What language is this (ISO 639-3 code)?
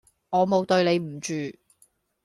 yue